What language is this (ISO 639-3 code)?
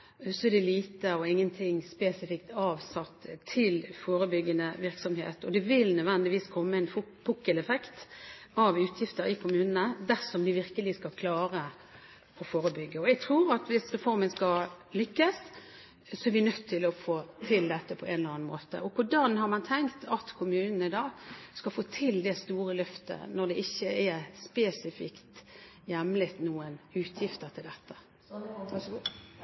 nob